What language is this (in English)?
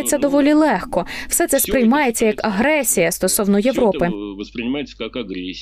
Ukrainian